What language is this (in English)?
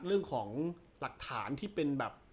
Thai